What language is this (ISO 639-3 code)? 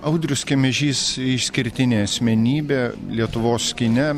lit